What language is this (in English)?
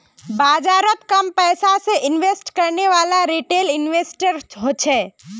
Magahi